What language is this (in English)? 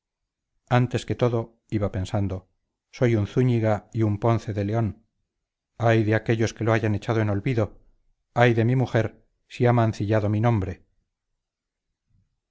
Spanish